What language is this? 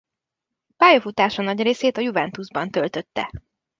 Hungarian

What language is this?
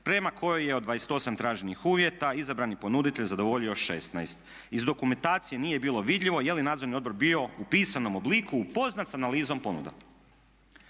Croatian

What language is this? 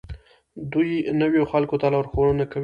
Pashto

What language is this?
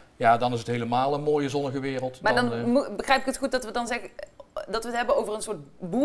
Dutch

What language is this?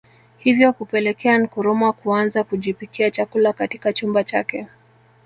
Swahili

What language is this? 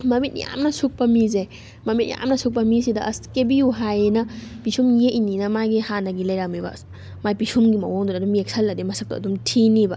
Manipuri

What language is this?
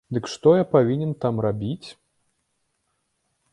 Belarusian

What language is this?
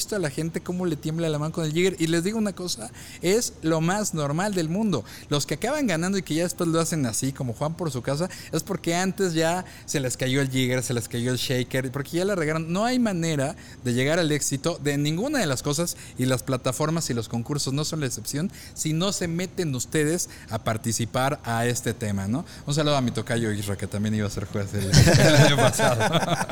Spanish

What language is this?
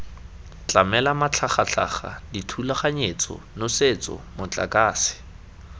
Tswana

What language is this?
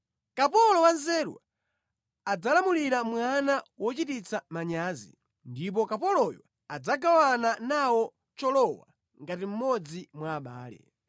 Nyanja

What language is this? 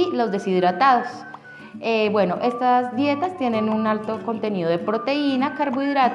Spanish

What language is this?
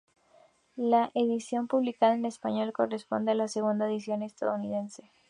Spanish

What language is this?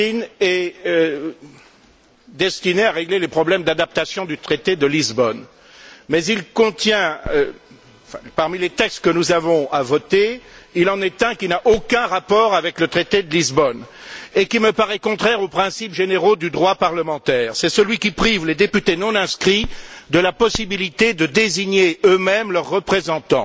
French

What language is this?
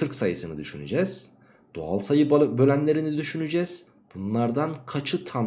Turkish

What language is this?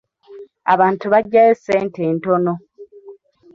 Ganda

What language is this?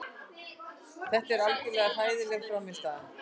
Icelandic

